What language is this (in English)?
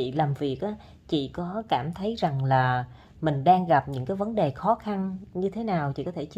Vietnamese